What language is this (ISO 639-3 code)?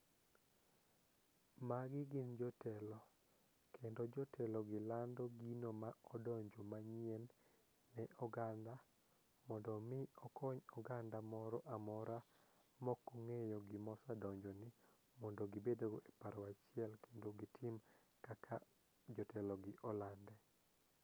luo